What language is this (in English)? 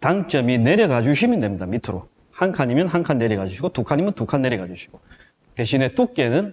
Korean